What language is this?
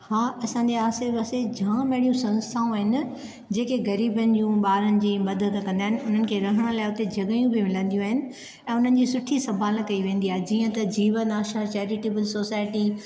Sindhi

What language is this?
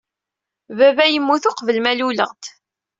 Kabyle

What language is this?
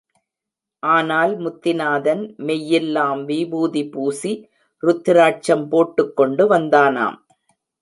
Tamil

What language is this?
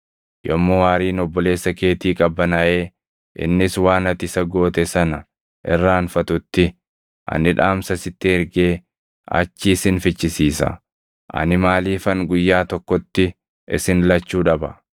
Oromo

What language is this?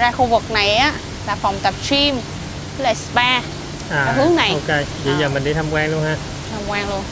Vietnamese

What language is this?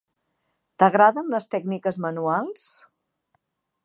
Catalan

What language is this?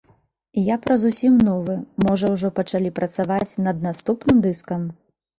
Belarusian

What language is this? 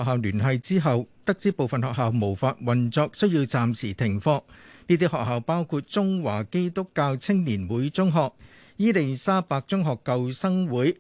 Chinese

